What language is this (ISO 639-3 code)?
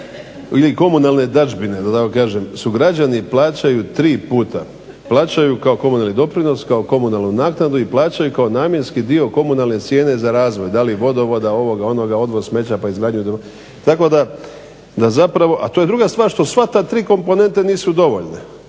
hrv